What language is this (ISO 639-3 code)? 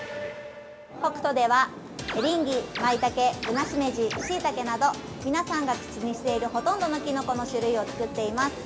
jpn